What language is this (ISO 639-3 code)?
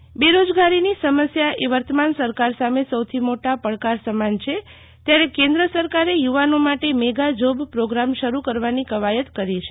guj